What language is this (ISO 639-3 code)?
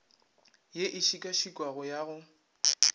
nso